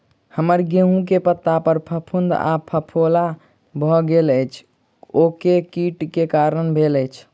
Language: Maithili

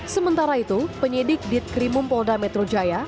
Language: Indonesian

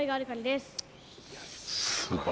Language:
Japanese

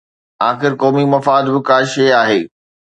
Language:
Sindhi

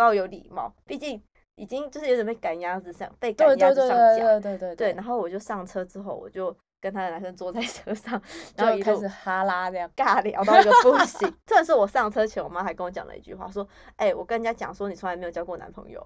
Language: Chinese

